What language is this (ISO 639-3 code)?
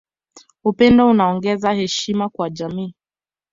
swa